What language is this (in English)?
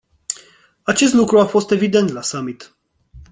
Romanian